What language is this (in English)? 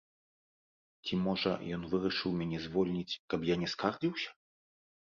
Belarusian